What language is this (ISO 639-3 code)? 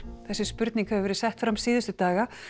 isl